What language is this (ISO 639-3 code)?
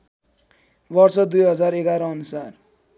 nep